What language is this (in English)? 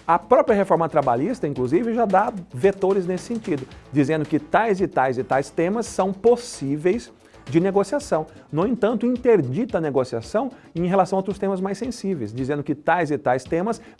Portuguese